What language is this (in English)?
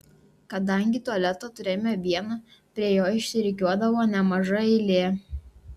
Lithuanian